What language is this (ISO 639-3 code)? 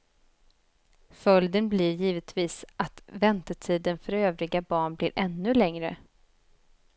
swe